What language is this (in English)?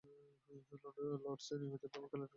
Bangla